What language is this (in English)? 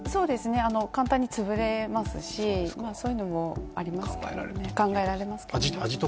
Japanese